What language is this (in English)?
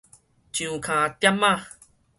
Min Nan Chinese